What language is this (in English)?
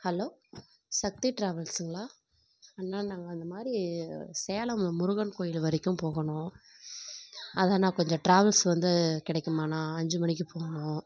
Tamil